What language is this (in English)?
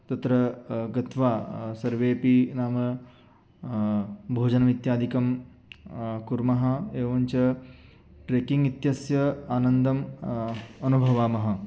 Sanskrit